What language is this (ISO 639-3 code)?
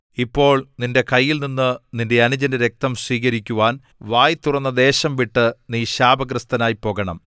mal